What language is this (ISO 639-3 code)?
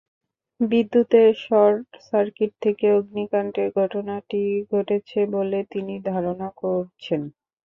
ben